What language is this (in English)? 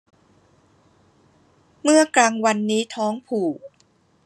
Thai